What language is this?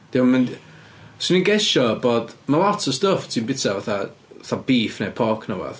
Welsh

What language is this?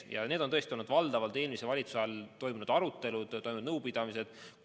Estonian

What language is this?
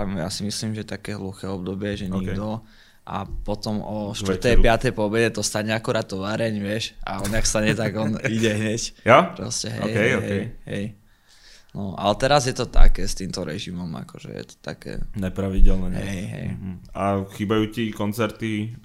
Czech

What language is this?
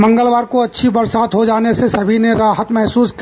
Hindi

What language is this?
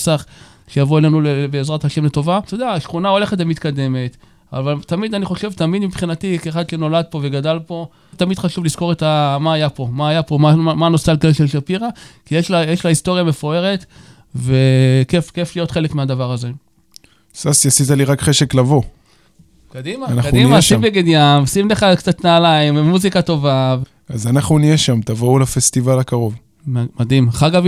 Hebrew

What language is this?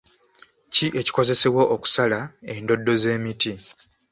Ganda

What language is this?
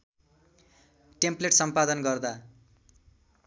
Nepali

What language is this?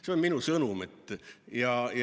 Estonian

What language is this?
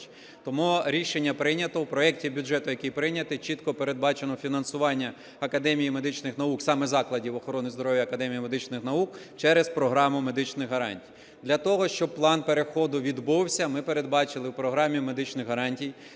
Ukrainian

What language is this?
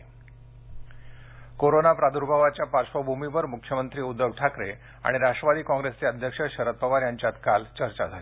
Marathi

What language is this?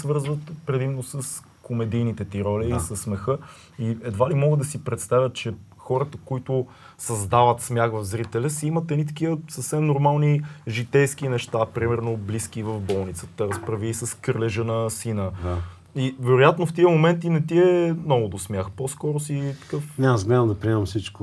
Bulgarian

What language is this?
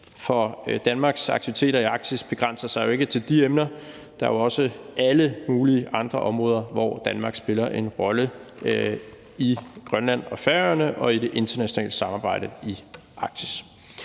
Danish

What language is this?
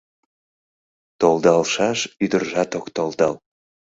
Mari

